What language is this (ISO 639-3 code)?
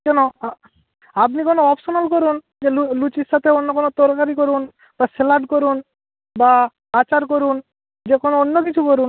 ben